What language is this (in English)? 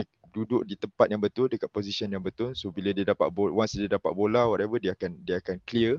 Malay